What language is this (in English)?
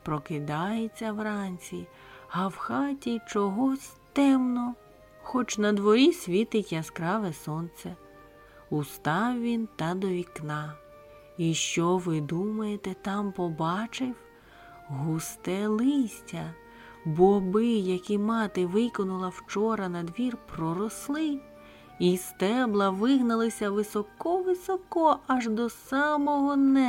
Ukrainian